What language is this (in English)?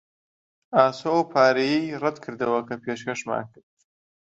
Central Kurdish